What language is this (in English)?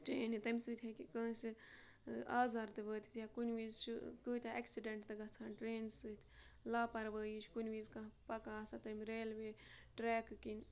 Kashmiri